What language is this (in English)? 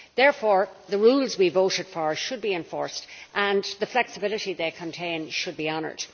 English